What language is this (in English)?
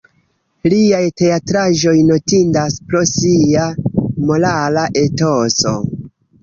Esperanto